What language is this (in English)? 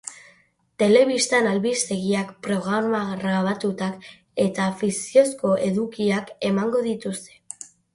Basque